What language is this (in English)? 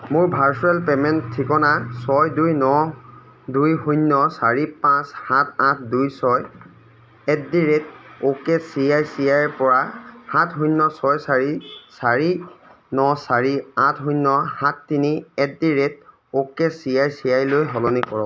Assamese